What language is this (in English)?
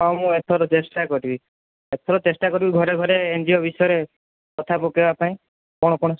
Odia